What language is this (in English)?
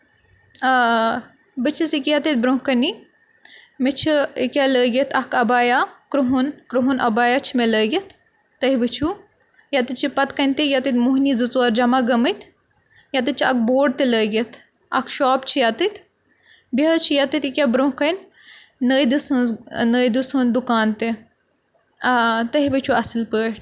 Kashmiri